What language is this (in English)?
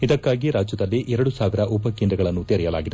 Kannada